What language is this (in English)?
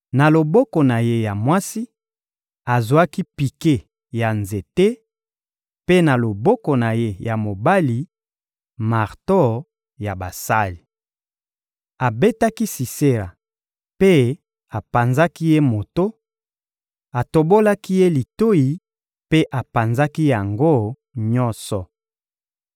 Lingala